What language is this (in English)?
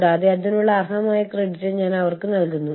Malayalam